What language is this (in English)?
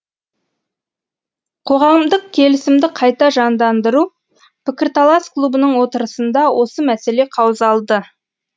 Kazakh